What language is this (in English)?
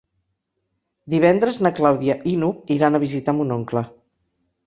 Catalan